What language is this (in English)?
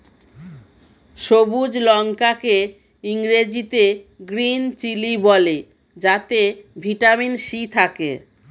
Bangla